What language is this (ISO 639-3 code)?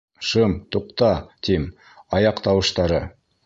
bak